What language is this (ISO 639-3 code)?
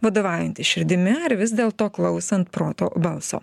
lit